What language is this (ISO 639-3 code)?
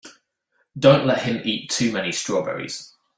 eng